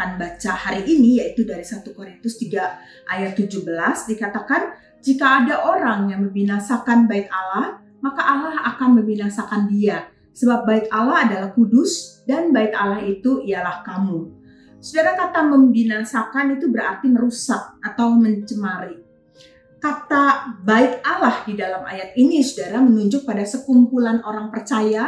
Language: Indonesian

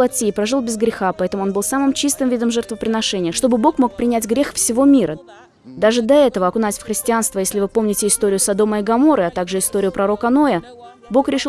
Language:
Russian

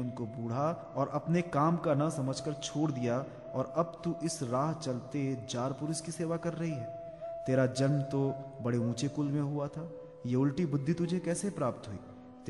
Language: Hindi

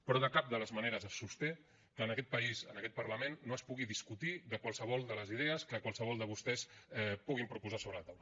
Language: Catalan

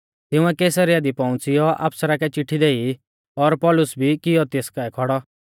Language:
Mahasu Pahari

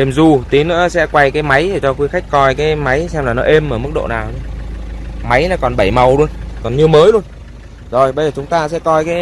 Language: Vietnamese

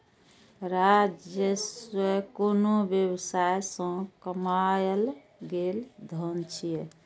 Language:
Maithili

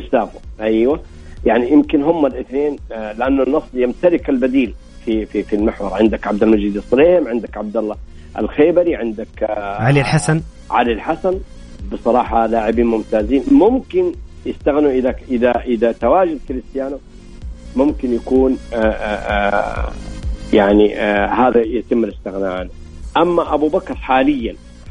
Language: Arabic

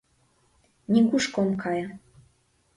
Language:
Mari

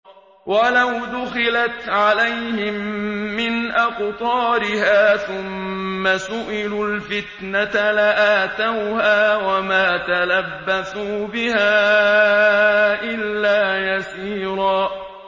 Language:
Arabic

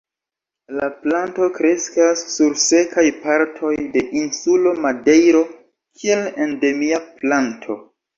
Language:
Esperanto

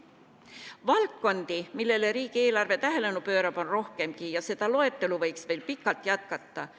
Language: Estonian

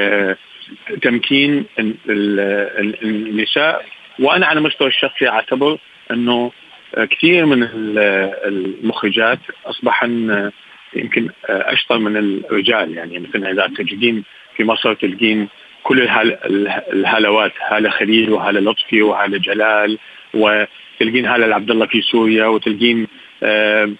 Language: Arabic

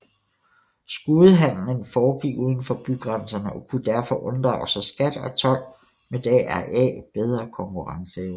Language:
Danish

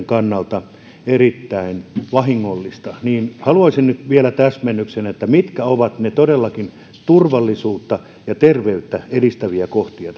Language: Finnish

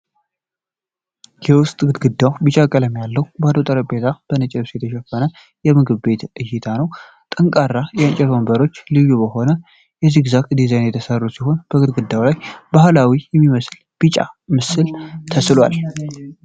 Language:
Amharic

